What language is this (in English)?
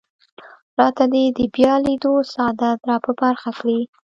Pashto